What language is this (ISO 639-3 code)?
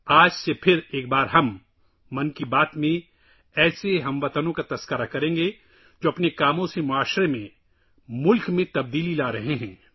urd